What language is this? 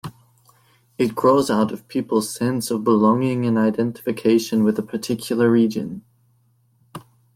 English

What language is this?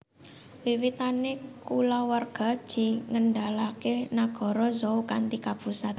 Javanese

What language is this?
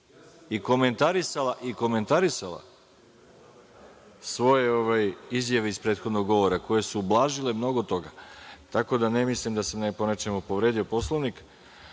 Serbian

